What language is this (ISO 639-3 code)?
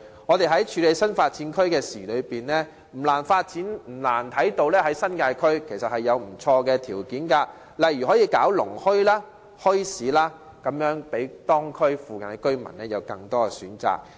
yue